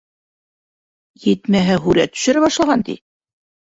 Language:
Bashkir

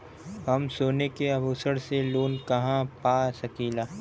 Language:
Bhojpuri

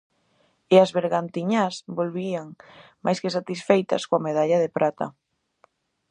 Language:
Galician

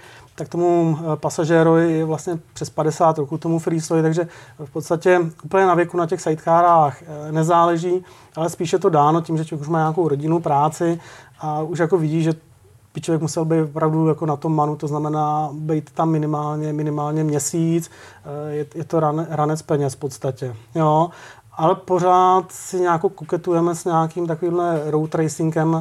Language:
Czech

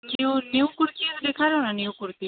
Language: Sindhi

